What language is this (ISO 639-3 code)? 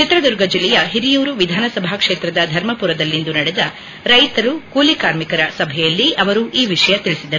kan